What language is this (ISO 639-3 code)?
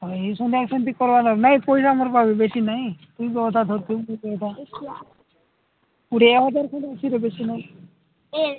ori